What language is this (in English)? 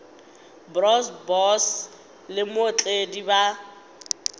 Northern Sotho